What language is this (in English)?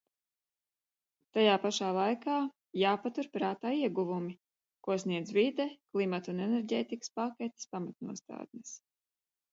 Latvian